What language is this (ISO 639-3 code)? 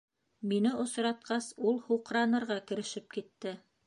bak